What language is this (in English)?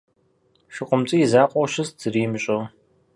Kabardian